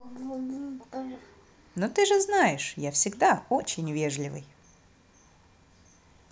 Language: Russian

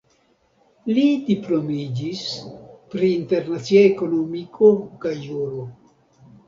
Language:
Esperanto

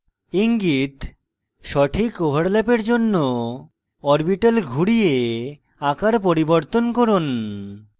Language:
Bangla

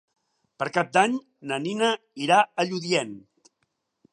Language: Catalan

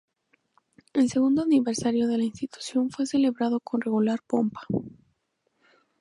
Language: Spanish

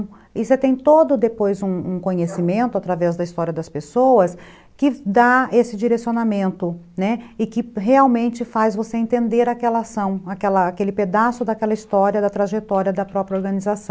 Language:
Portuguese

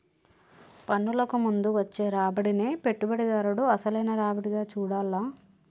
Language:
Telugu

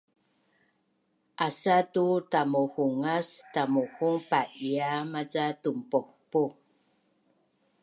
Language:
Bunun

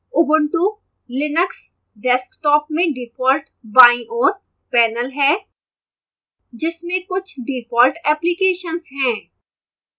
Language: Hindi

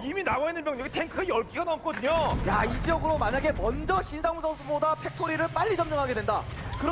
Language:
Korean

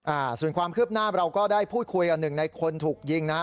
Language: Thai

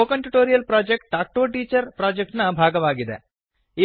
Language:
Kannada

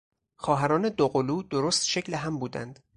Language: Persian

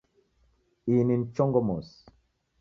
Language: Taita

